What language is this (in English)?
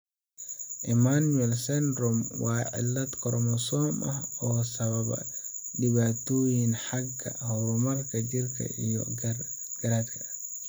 Somali